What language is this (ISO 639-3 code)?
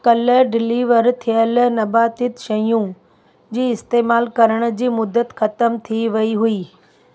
snd